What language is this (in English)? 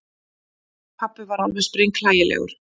Icelandic